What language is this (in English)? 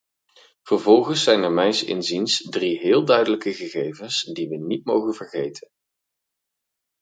Dutch